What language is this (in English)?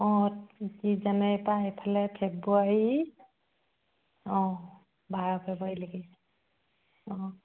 Assamese